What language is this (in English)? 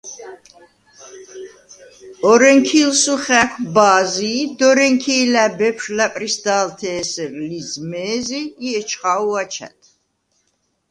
Svan